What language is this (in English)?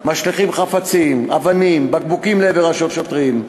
Hebrew